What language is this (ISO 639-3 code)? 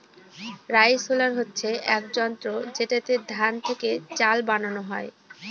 ben